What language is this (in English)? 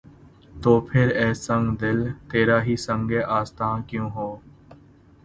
Urdu